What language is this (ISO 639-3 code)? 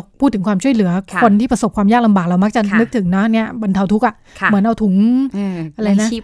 tha